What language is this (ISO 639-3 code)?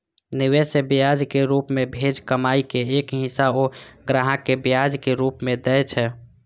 mai